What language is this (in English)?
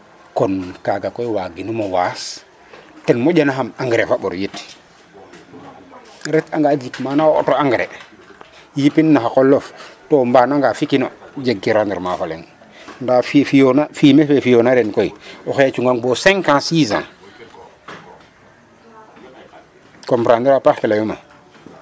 Serer